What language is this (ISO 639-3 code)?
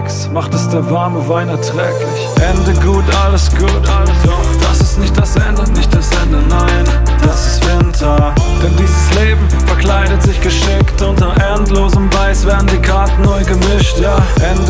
deu